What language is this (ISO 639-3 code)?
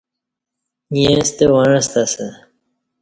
bsh